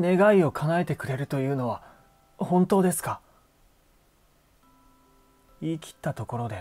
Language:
Japanese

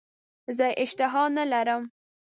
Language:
Pashto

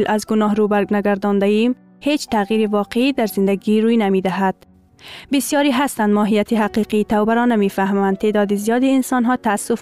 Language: Persian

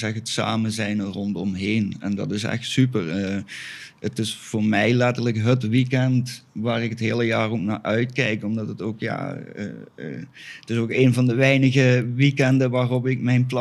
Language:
Dutch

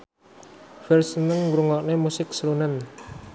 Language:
Javanese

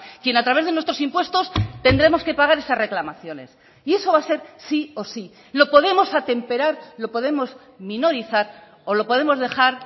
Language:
Spanish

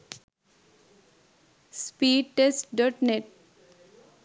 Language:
Sinhala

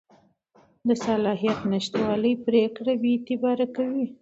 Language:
Pashto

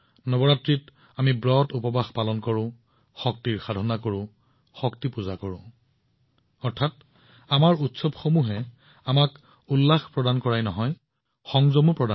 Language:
Assamese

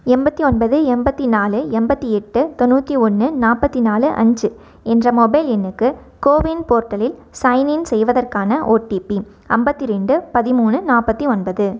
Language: Tamil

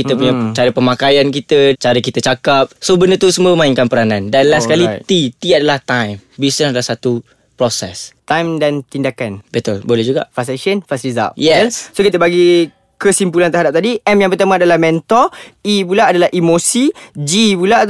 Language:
Malay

